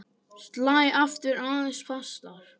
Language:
Icelandic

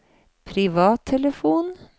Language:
Norwegian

